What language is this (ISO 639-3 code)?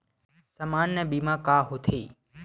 hne